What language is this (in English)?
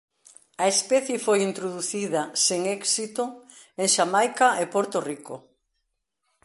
Galician